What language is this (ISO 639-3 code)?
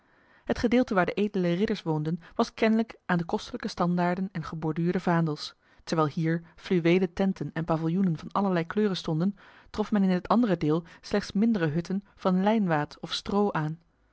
nld